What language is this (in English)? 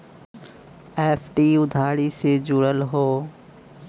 Bhojpuri